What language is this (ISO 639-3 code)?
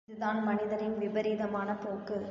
tam